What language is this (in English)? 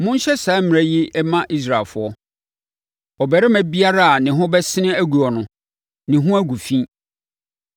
Akan